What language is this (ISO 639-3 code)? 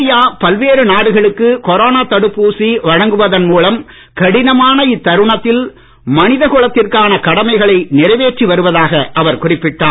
tam